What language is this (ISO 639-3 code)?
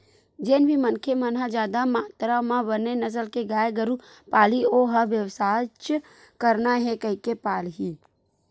hne